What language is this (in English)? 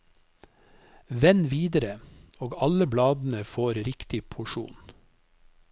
Norwegian